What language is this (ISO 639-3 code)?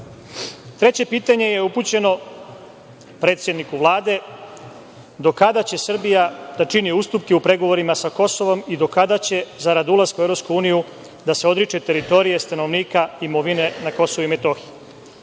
srp